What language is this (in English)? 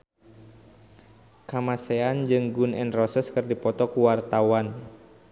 Sundanese